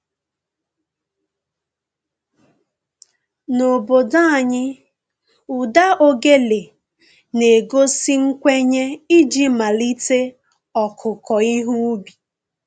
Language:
Igbo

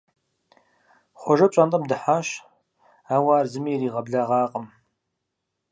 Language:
Kabardian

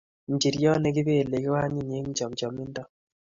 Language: Kalenjin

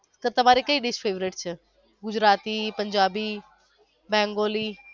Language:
Gujarati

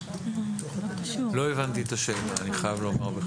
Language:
Hebrew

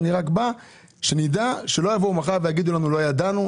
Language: Hebrew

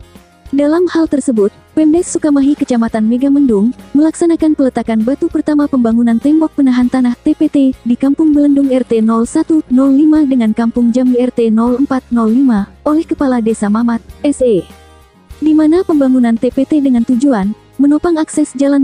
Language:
Indonesian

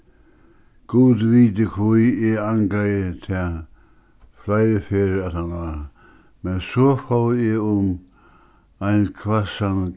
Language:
Faroese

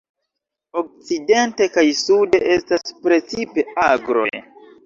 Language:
Esperanto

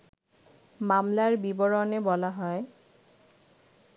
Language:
Bangla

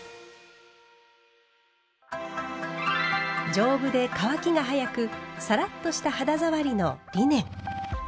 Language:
Japanese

